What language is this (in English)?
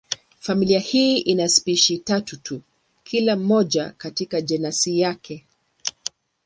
Swahili